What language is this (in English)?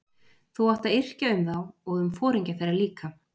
Icelandic